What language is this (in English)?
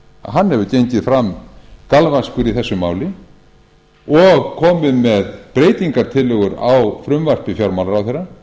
Icelandic